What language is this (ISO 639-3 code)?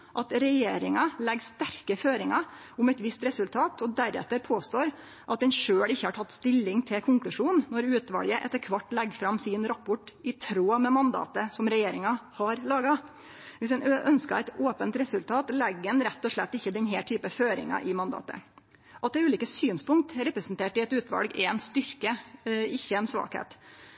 nno